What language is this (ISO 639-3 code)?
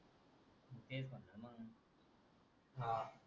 mar